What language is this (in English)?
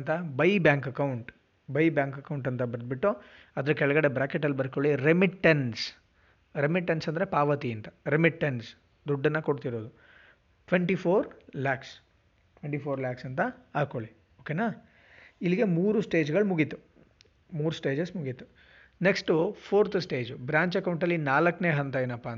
Kannada